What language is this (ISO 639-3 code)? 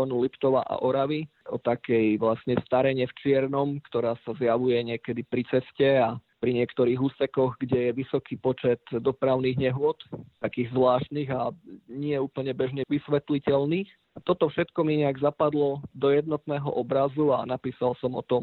slk